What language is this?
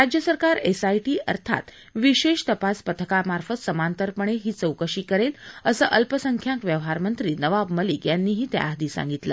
Marathi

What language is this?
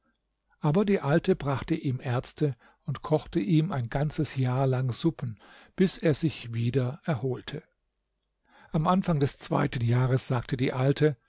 German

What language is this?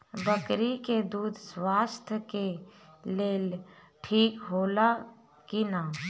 Bhojpuri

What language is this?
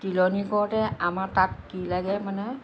Assamese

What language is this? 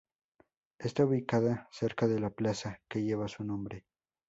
Spanish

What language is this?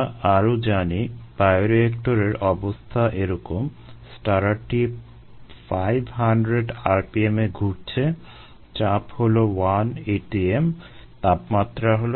Bangla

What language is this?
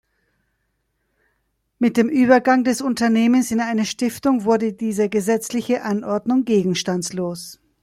German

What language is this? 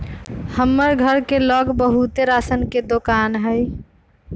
Magahi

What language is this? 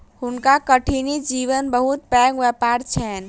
Maithili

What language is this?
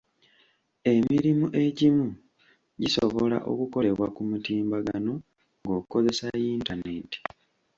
Ganda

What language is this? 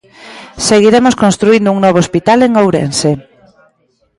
Galician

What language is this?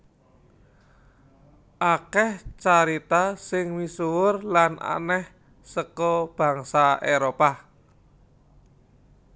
Javanese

